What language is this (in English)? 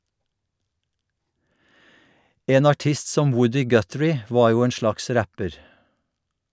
Norwegian